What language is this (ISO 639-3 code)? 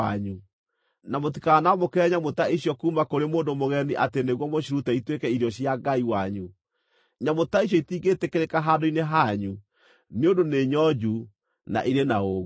kik